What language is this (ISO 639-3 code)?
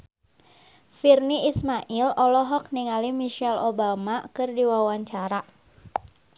sun